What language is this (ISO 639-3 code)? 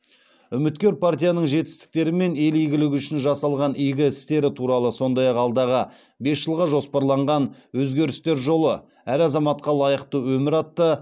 kaz